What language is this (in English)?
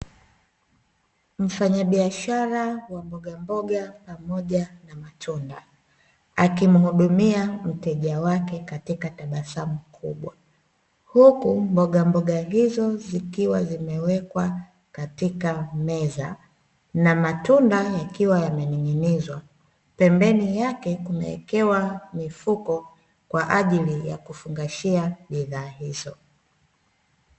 Swahili